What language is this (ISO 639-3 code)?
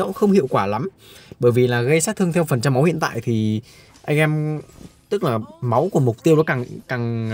vie